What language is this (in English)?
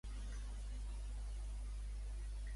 Catalan